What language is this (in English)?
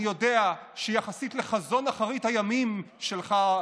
Hebrew